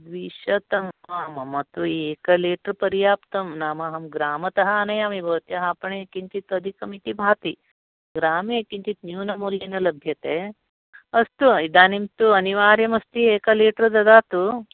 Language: Sanskrit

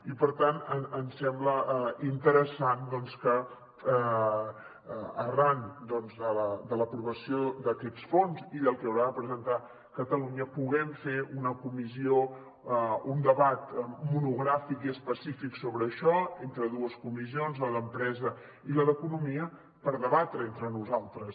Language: Catalan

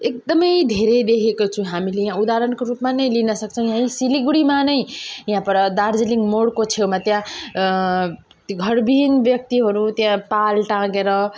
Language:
Nepali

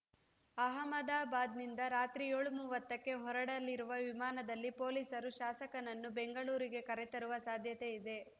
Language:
Kannada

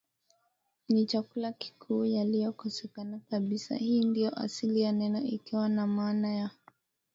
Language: Swahili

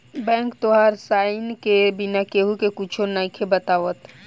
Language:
Bhojpuri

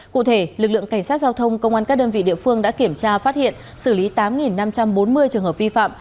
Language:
Vietnamese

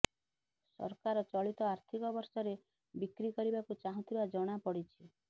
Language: Odia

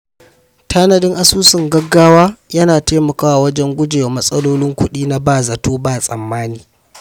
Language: Hausa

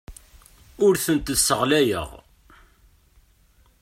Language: Kabyle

